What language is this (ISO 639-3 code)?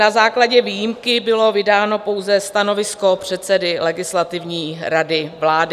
ces